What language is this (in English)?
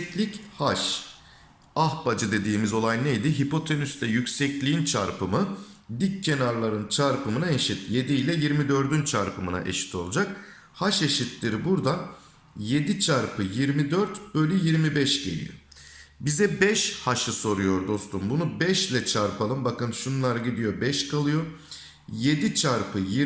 Turkish